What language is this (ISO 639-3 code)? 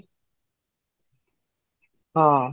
ori